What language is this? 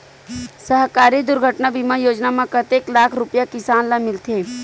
Chhattisgarhi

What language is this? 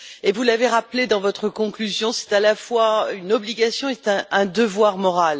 French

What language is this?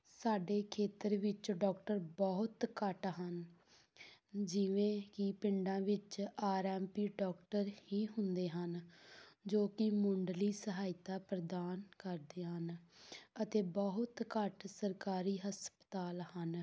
Punjabi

